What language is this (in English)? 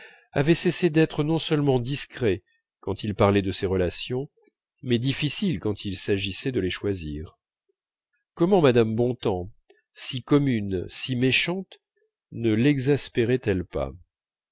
French